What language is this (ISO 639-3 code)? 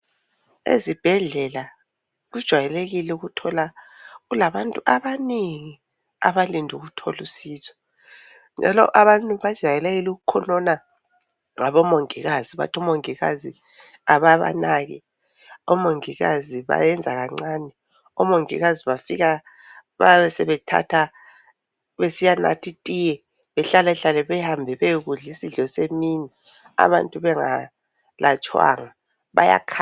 nde